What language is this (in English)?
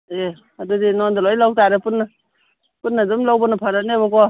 Manipuri